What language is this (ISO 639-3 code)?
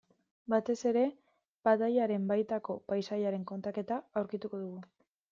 eus